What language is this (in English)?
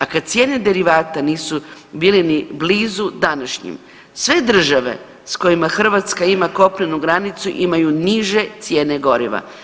Croatian